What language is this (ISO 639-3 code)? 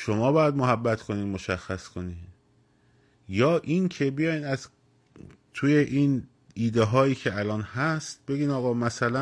fas